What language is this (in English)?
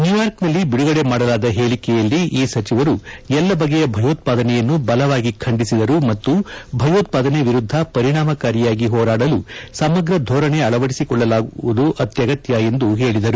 Kannada